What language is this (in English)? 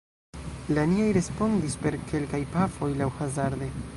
Esperanto